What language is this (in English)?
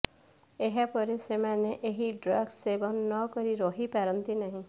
Odia